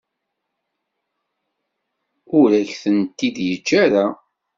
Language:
Kabyle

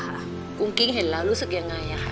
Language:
Thai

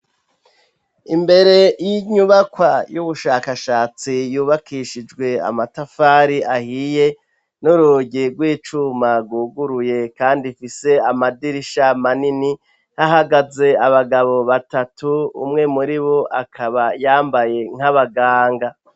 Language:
Rundi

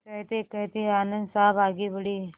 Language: Hindi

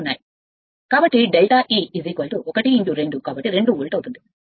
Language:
Telugu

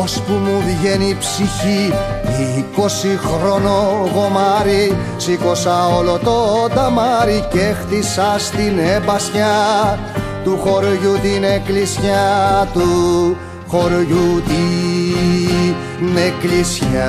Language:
Greek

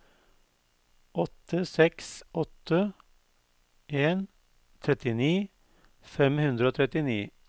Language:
Norwegian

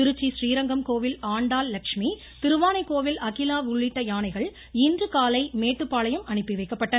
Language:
Tamil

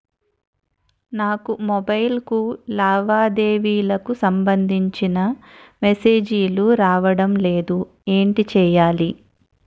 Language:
Telugu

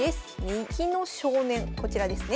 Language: Japanese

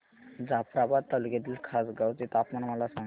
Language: Marathi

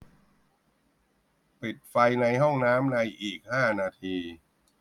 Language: Thai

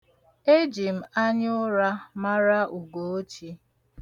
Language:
Igbo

